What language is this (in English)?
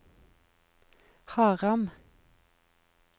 Norwegian